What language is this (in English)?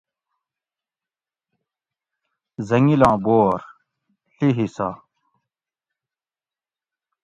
Gawri